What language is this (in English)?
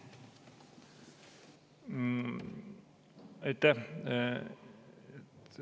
Estonian